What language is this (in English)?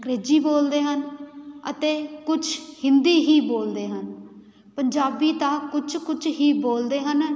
Punjabi